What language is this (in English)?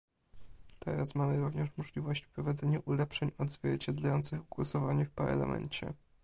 Polish